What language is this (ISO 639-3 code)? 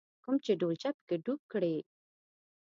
pus